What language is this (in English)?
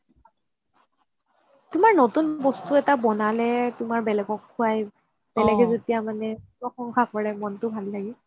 Assamese